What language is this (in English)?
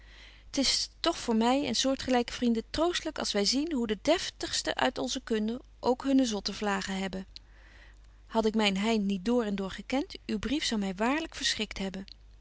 Dutch